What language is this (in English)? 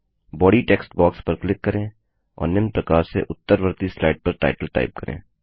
Hindi